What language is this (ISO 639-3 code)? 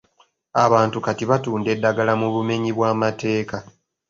lug